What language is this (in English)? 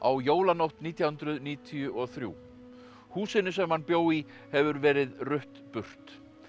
Icelandic